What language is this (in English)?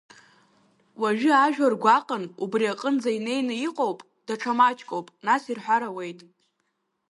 Abkhazian